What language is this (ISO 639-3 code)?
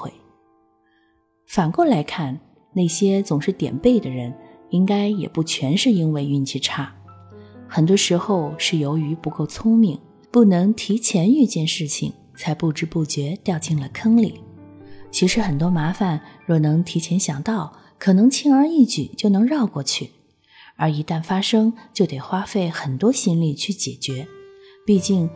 zho